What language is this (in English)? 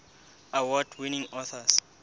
Southern Sotho